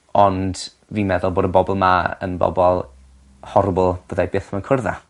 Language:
Welsh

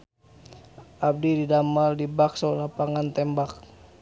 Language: Sundanese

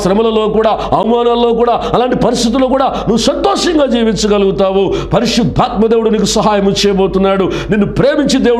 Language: Romanian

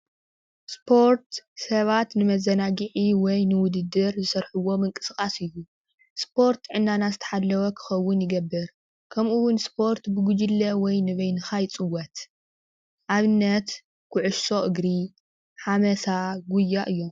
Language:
Tigrinya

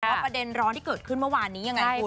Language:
Thai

